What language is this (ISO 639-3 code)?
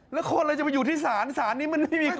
tha